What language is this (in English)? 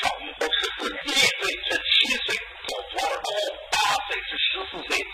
Chinese